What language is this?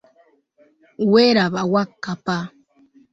Ganda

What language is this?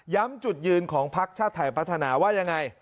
Thai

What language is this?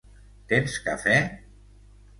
Catalan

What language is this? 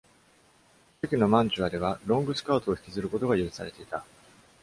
Japanese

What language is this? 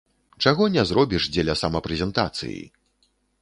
Belarusian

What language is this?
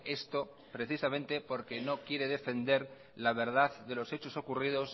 Spanish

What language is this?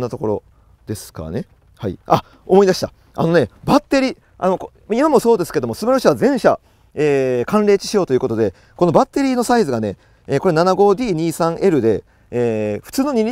Japanese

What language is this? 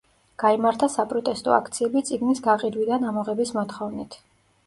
Georgian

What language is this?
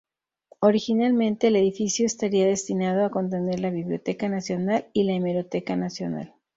Spanish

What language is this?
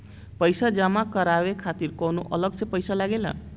Bhojpuri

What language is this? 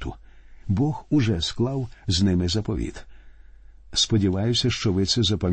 Ukrainian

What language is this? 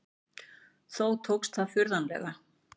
Icelandic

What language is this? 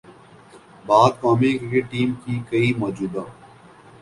Urdu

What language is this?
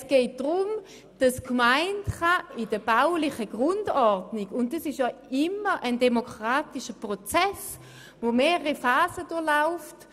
Swiss German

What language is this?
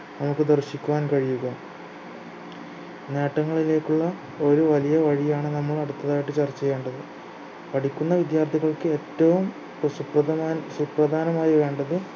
Malayalam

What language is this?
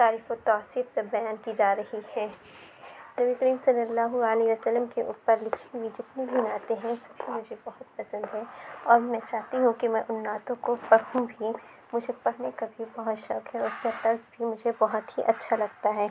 Urdu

